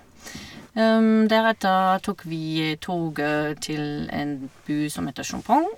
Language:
Norwegian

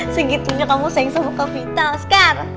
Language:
Indonesian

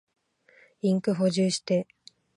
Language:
Japanese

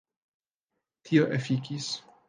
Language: Esperanto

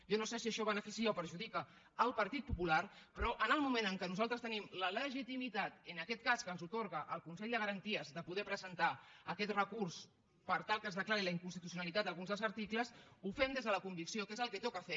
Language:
Catalan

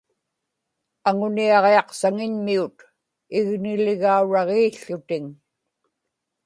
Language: Inupiaq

